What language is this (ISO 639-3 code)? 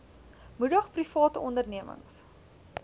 afr